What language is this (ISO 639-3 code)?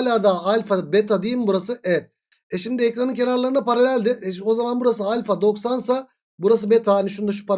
tur